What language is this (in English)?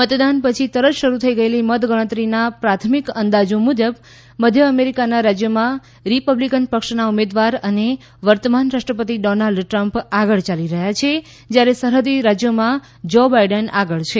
Gujarati